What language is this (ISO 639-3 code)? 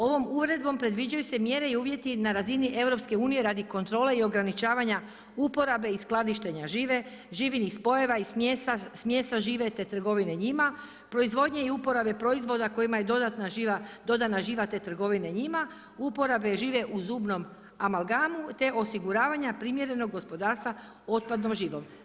hrv